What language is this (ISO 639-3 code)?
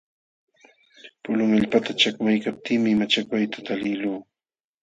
qxw